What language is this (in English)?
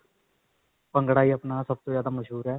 Punjabi